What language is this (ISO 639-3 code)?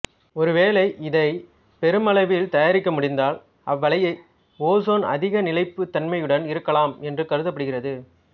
tam